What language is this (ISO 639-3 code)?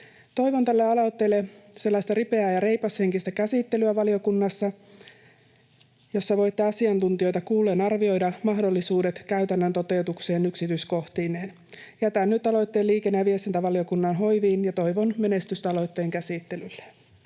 fin